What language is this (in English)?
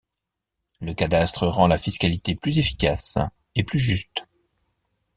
French